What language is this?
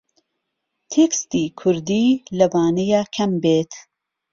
Central Kurdish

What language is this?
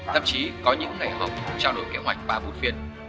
Vietnamese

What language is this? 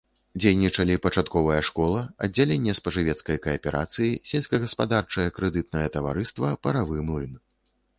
Belarusian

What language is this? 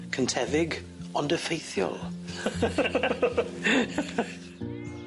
Welsh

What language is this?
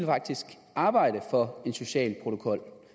Danish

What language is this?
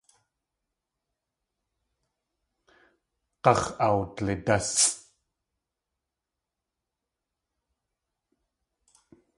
Tlingit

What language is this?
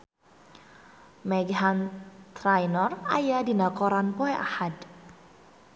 Sundanese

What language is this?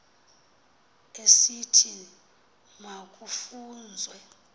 Xhosa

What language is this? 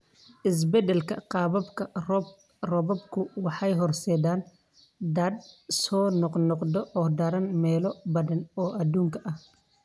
Somali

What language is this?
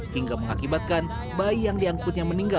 Indonesian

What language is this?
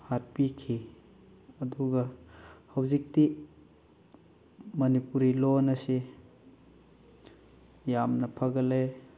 Manipuri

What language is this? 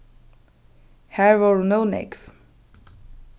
Faroese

